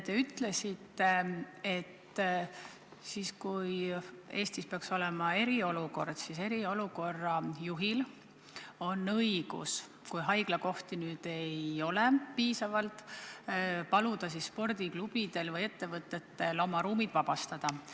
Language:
Estonian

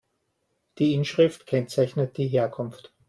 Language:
German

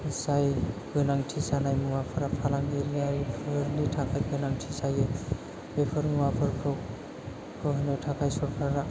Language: Bodo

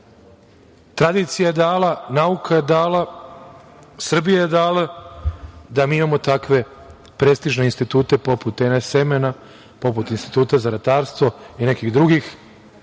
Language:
Serbian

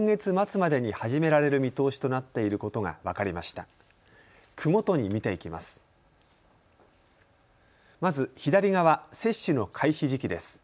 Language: Japanese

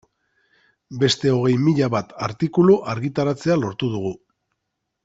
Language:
Basque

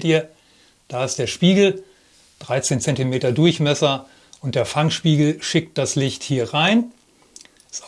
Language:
German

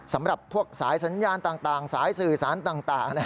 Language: Thai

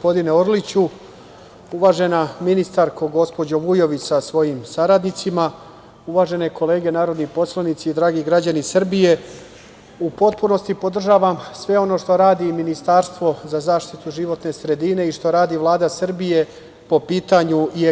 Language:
Serbian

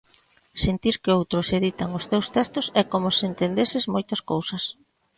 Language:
Galician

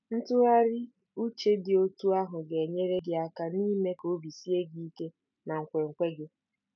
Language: Igbo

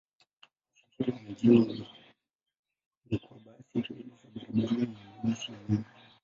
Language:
Swahili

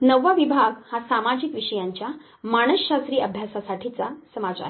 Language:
Marathi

